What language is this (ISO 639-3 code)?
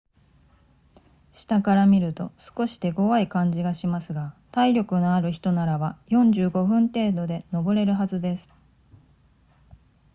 jpn